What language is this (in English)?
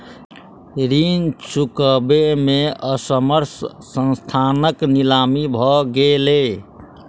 Maithili